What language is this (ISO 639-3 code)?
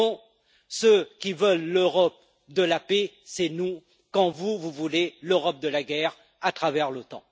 fra